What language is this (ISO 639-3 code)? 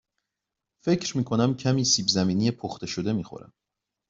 fas